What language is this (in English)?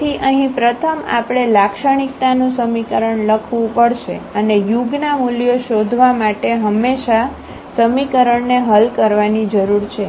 Gujarati